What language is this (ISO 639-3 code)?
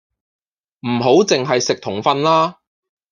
yue